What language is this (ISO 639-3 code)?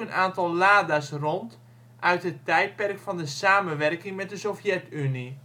nld